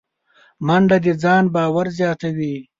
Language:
Pashto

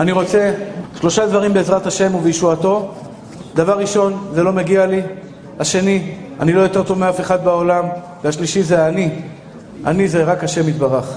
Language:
Hebrew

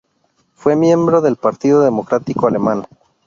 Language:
Spanish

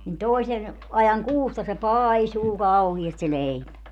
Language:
Finnish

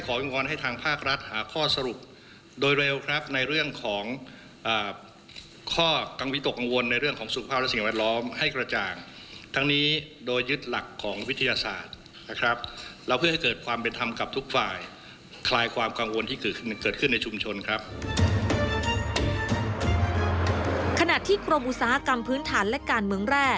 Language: Thai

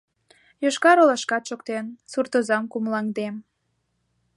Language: Mari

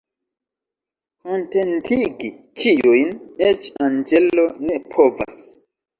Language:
Esperanto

